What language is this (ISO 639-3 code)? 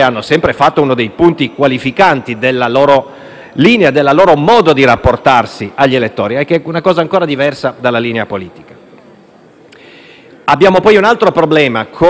ita